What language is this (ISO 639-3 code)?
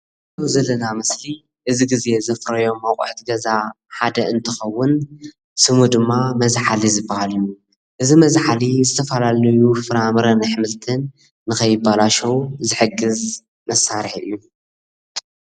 tir